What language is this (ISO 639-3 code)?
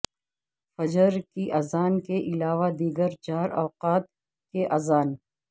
urd